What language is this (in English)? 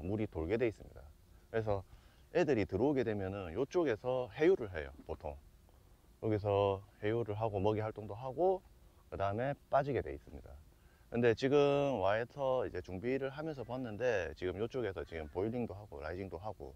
Korean